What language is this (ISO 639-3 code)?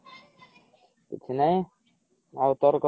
ori